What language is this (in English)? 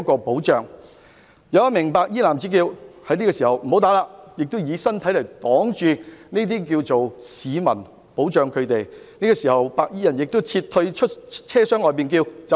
Cantonese